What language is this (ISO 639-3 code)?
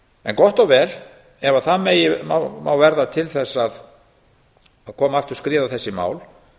isl